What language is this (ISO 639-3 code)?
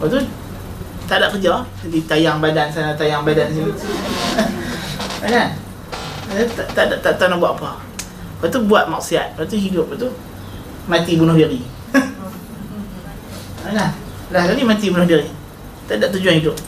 msa